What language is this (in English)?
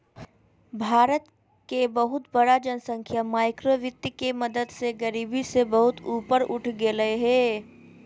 Magahi